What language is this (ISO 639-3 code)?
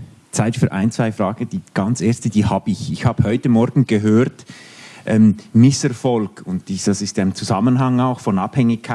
deu